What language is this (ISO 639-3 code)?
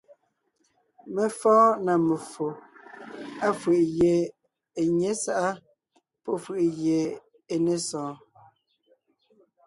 nnh